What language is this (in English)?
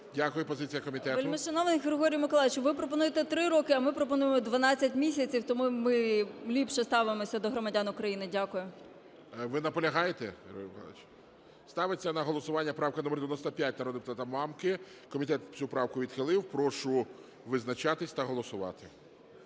Ukrainian